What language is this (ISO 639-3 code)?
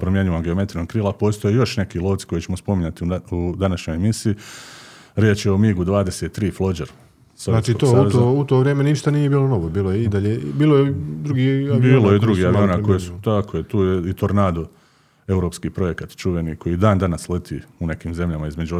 hrv